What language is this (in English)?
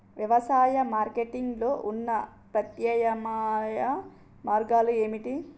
Telugu